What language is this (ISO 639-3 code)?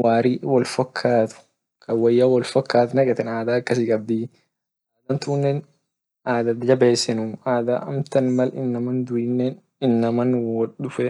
orc